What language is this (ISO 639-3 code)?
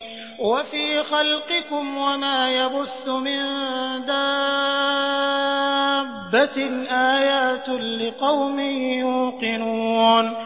ara